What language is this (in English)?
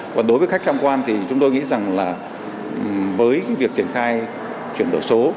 Vietnamese